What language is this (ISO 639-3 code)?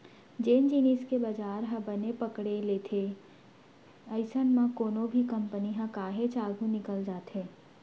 hne